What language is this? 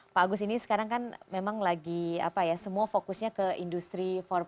Indonesian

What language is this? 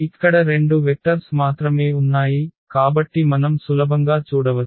Telugu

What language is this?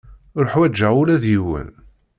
Kabyle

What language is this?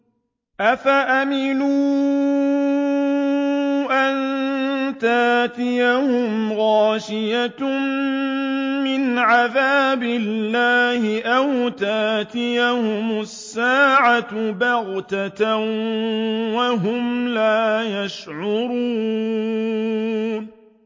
Arabic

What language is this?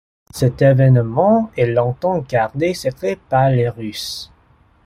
French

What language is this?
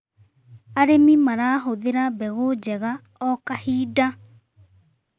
Kikuyu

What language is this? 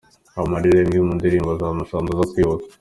Kinyarwanda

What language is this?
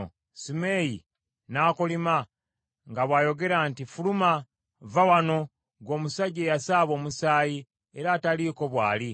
Ganda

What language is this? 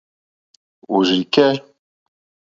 Mokpwe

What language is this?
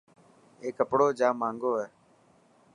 Dhatki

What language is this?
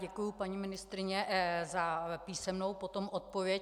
Czech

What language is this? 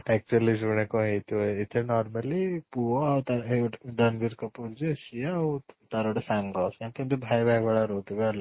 Odia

